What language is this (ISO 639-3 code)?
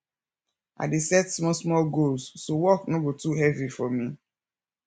pcm